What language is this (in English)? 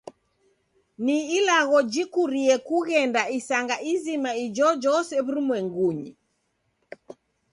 Taita